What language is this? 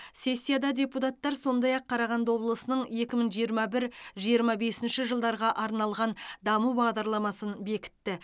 Kazakh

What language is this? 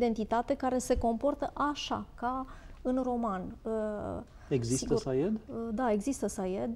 Romanian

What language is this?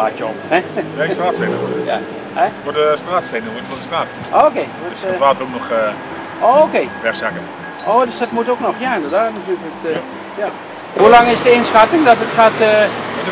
Dutch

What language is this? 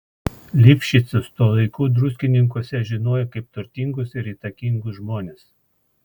Lithuanian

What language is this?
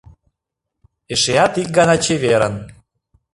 Mari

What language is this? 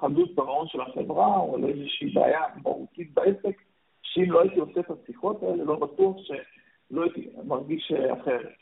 Hebrew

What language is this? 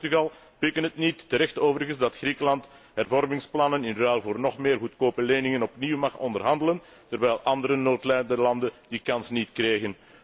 Dutch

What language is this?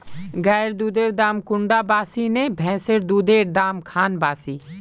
Magahi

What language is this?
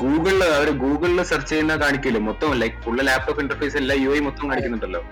Malayalam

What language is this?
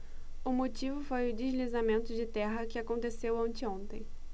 Portuguese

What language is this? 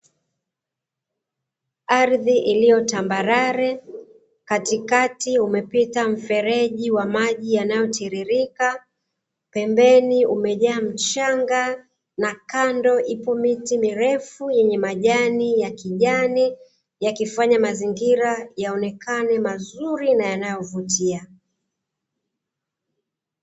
Swahili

